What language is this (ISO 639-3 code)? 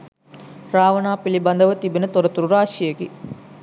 sin